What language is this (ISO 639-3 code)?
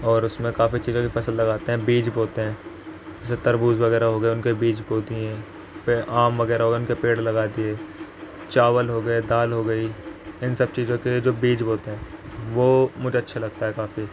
urd